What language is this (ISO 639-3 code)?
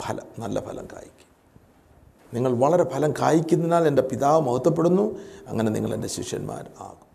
mal